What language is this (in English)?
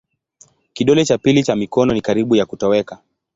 Swahili